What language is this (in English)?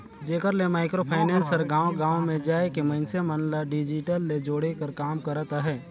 Chhattisgarhi